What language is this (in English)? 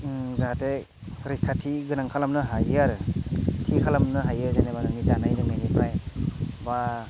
Bodo